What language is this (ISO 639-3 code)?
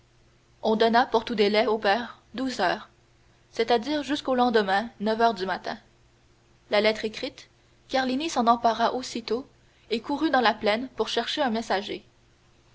fra